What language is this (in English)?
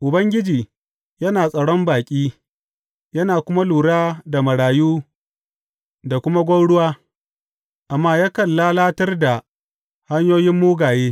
Hausa